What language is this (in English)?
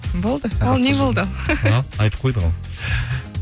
Kazakh